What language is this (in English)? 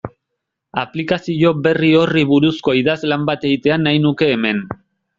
Basque